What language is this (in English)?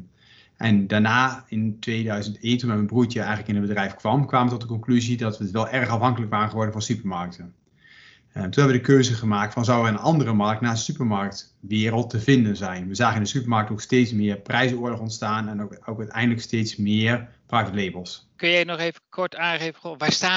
Dutch